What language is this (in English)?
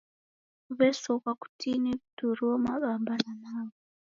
Taita